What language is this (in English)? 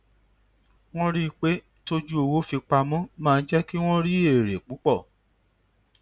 Yoruba